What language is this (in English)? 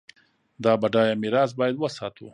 Pashto